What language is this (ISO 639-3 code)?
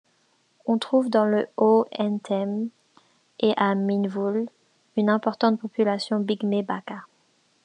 fra